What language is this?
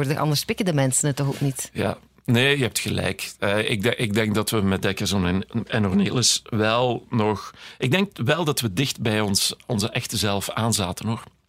Dutch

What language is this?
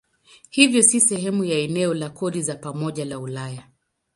Swahili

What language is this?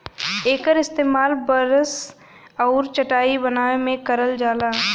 Bhojpuri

